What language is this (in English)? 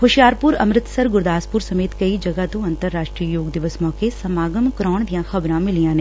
Punjabi